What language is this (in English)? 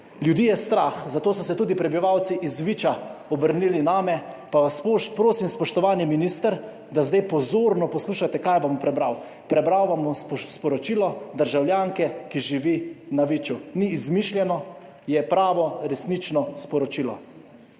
Slovenian